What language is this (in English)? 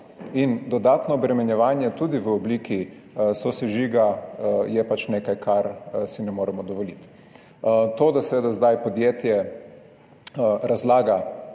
Slovenian